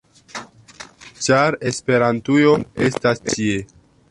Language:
Esperanto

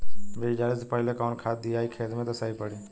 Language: Bhojpuri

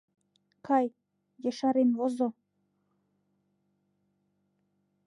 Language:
Mari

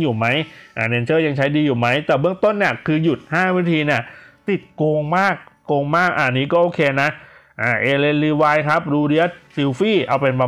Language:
Thai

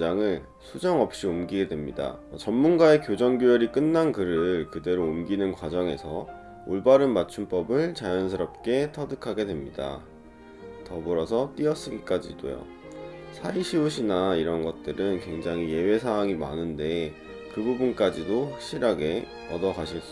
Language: Korean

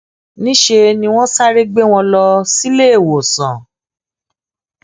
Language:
Yoruba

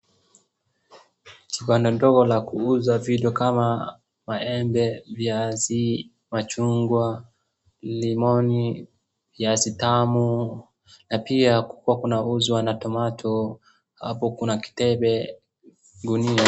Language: Swahili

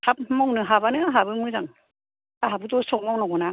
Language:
Bodo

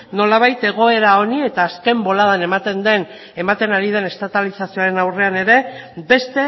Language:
Basque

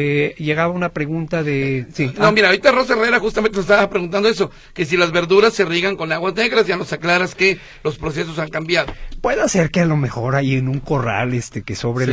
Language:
Spanish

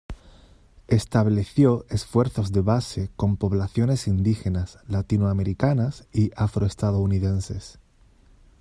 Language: Spanish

